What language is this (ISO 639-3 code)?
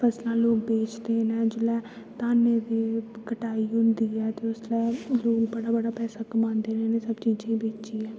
doi